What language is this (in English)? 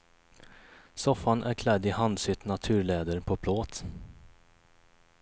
Swedish